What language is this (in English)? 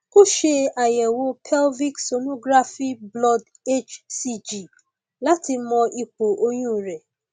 Yoruba